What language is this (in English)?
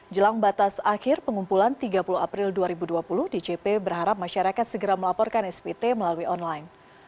Indonesian